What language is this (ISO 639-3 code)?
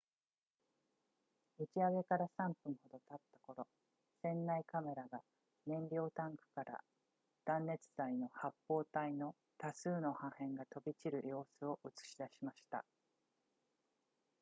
jpn